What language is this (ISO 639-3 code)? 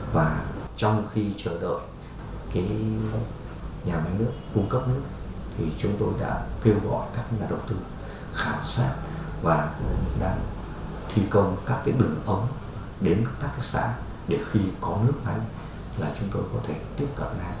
vie